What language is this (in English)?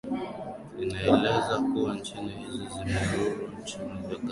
Swahili